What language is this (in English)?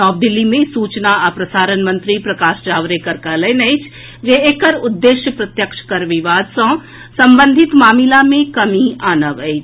Maithili